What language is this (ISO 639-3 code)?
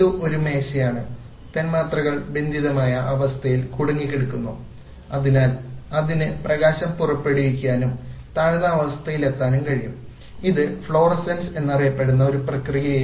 mal